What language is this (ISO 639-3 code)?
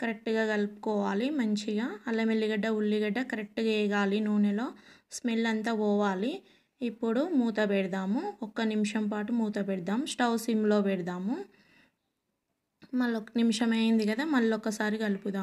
hin